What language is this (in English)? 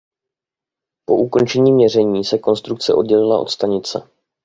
Czech